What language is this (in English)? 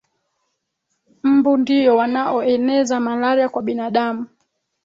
Swahili